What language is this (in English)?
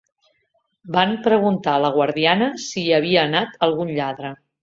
Catalan